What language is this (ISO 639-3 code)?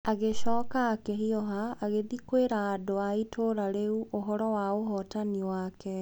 kik